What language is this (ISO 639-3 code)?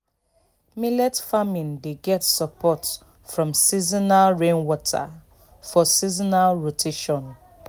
pcm